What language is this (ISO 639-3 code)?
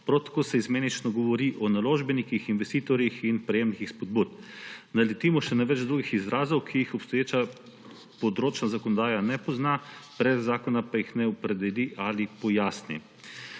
slv